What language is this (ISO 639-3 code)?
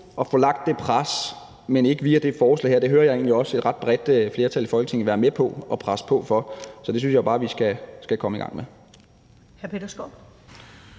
dan